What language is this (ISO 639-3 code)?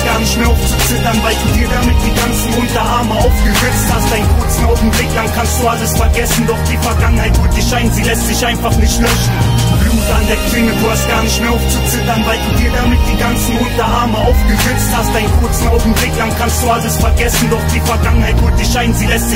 deu